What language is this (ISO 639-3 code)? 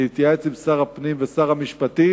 heb